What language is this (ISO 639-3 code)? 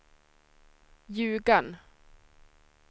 swe